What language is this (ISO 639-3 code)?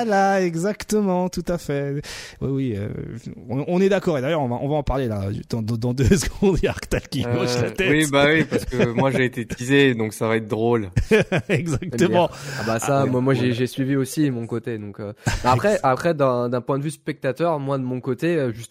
fra